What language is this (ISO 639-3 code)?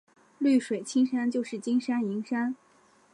zho